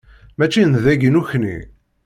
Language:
Kabyle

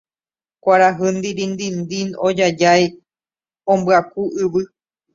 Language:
Guarani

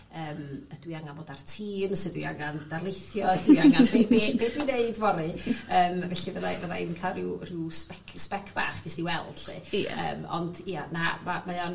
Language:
Welsh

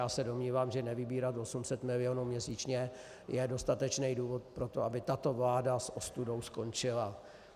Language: Czech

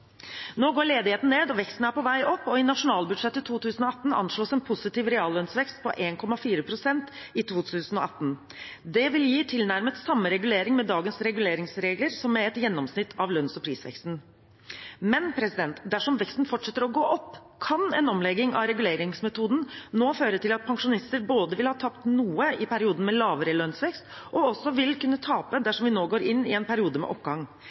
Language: Norwegian Bokmål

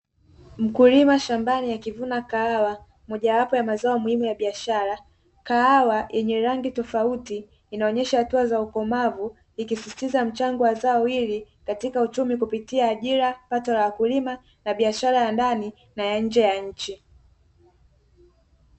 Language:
Swahili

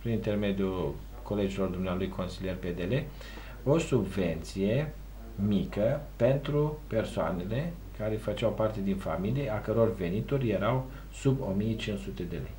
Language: Romanian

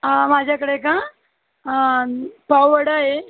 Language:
Marathi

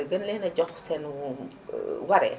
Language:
Wolof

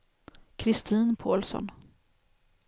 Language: Swedish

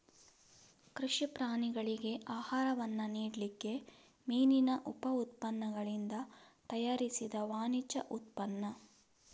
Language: Kannada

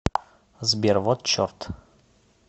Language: Russian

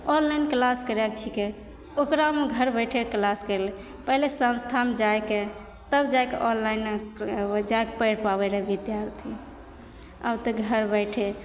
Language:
Maithili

